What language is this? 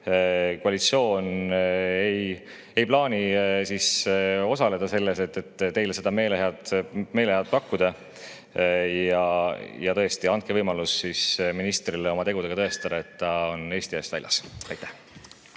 Estonian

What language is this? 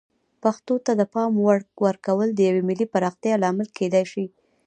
Pashto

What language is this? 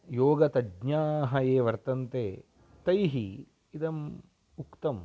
Sanskrit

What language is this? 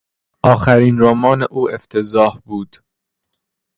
Persian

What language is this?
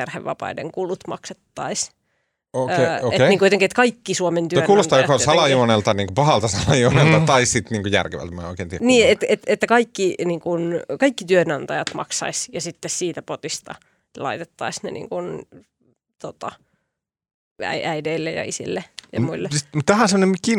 Finnish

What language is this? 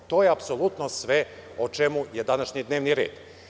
Serbian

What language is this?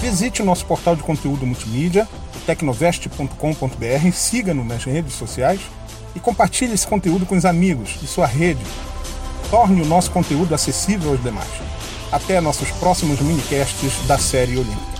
Portuguese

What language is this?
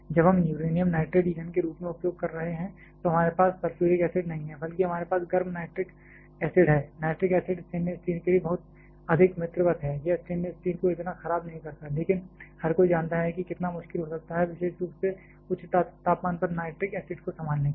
Hindi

